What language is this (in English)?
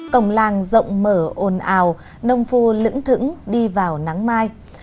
Vietnamese